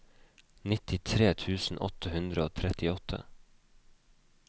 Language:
Norwegian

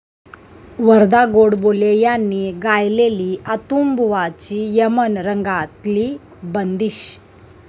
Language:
Marathi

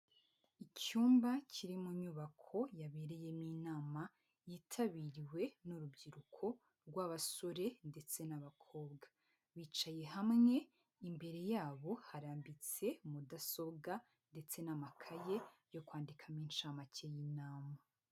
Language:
Kinyarwanda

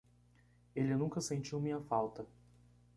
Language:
Portuguese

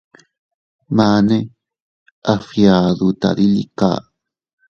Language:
Teutila Cuicatec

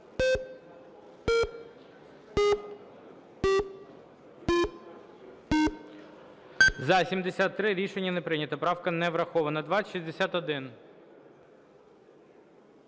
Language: Ukrainian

